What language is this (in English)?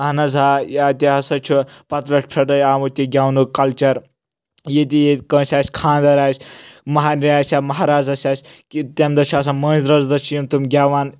Kashmiri